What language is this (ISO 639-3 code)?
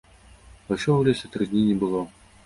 bel